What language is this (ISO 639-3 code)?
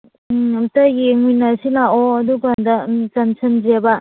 mni